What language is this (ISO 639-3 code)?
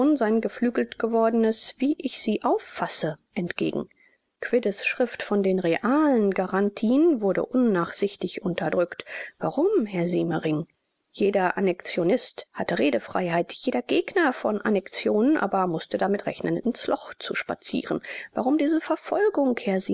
deu